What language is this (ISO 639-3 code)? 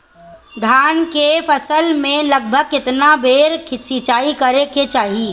bho